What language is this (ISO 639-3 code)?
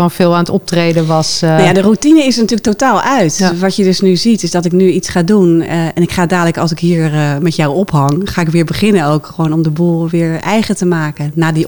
nld